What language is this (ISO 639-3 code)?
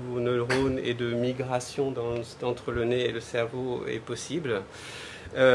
fra